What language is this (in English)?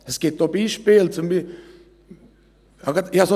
Swiss German